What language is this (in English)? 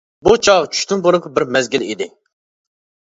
Uyghur